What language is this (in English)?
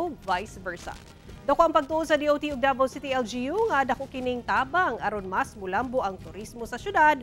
Filipino